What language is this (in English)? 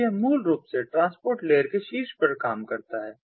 Hindi